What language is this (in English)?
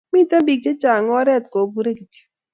Kalenjin